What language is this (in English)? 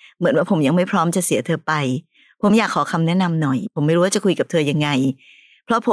Thai